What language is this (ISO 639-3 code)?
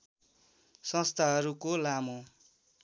nep